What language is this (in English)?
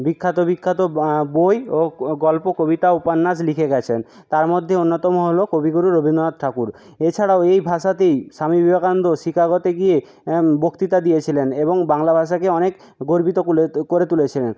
Bangla